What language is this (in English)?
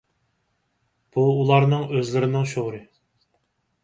Uyghur